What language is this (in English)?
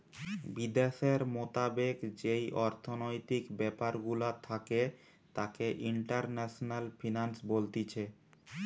Bangla